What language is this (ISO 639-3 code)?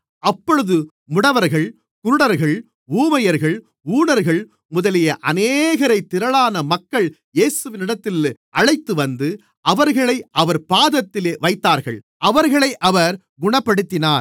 tam